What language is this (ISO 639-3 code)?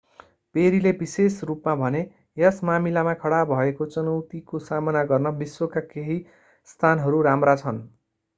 nep